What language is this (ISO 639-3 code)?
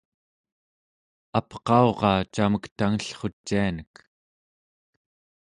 esu